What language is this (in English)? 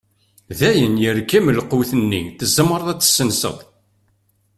Kabyle